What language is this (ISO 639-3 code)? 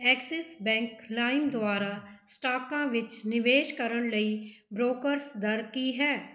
pan